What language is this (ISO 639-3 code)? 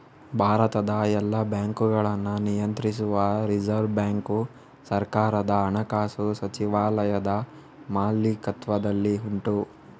kan